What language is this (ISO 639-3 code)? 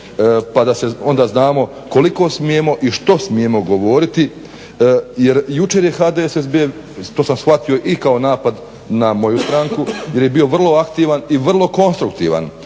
hrv